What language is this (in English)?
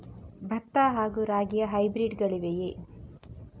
Kannada